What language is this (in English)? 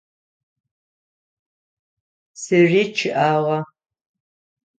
Adyghe